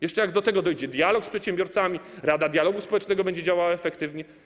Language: Polish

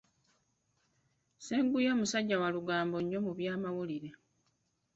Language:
Ganda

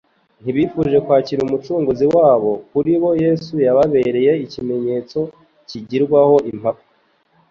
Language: Kinyarwanda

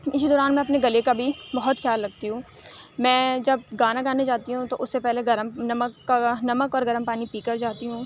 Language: Urdu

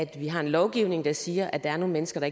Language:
Danish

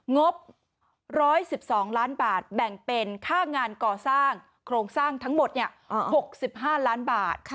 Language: Thai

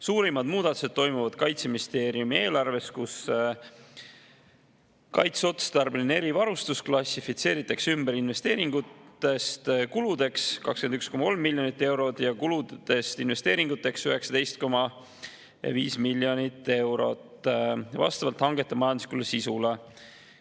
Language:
Estonian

